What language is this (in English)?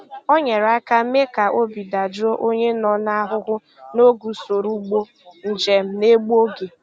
Igbo